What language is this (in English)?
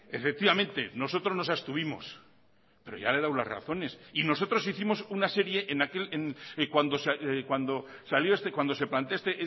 Spanish